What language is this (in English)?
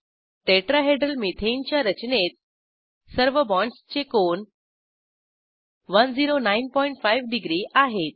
Marathi